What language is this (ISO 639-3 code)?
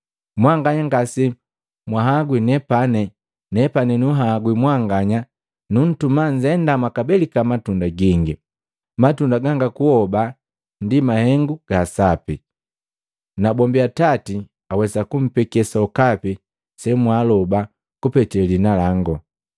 mgv